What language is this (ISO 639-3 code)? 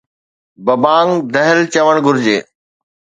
snd